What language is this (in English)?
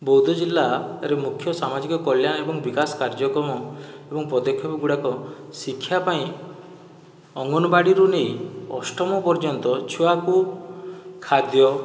Odia